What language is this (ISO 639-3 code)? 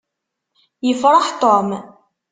kab